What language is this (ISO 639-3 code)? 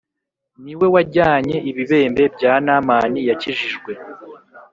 kin